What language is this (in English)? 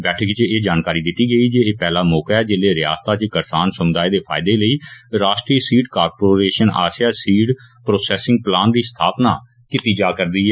Dogri